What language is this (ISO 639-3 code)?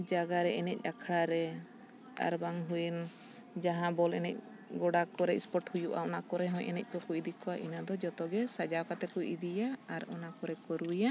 sat